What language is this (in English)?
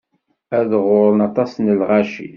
Kabyle